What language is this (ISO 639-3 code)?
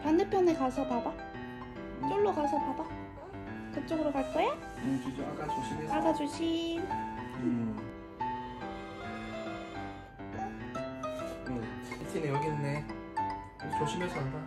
kor